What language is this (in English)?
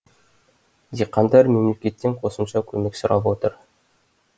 Kazakh